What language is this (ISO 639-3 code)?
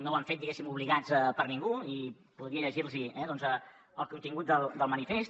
cat